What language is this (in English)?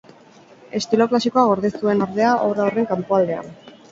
Basque